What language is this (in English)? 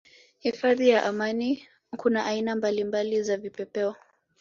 Swahili